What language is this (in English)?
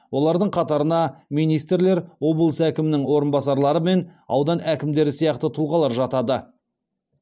Kazakh